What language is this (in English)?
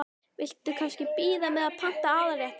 Icelandic